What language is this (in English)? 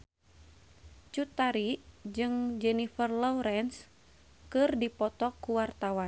Sundanese